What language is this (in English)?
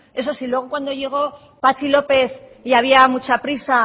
Spanish